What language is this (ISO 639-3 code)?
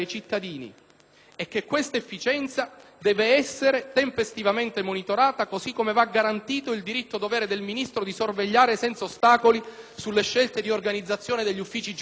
ita